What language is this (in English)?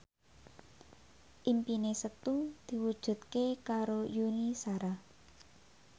Javanese